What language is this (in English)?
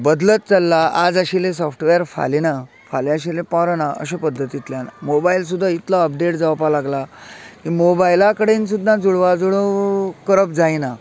Konkani